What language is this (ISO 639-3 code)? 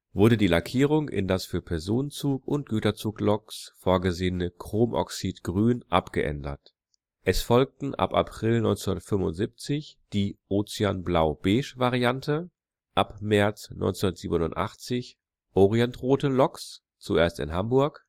deu